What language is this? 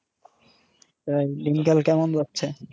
Bangla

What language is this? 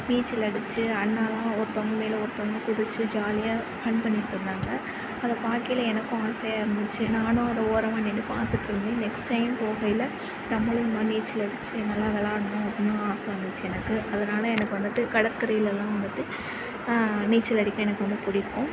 Tamil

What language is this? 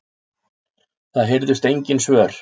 Icelandic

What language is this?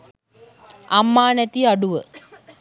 Sinhala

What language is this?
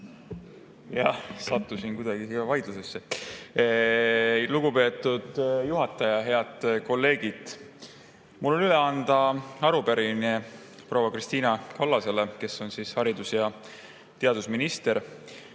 Estonian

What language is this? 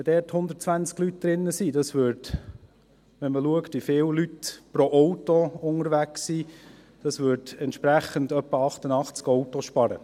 Swiss German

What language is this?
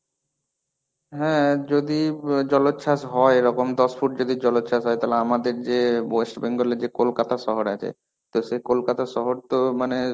Bangla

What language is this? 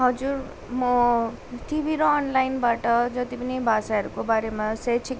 Nepali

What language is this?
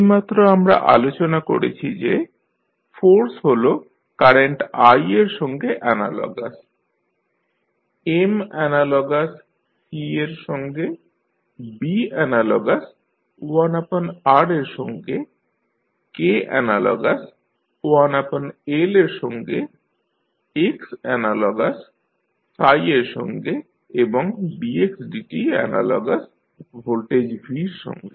Bangla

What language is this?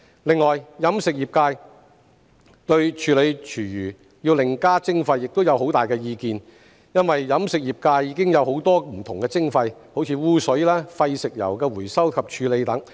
Cantonese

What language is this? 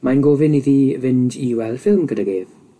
Welsh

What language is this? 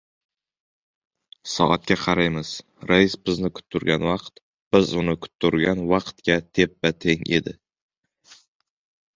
Uzbek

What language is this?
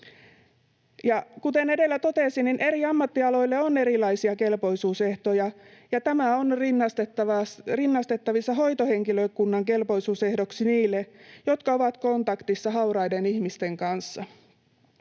Finnish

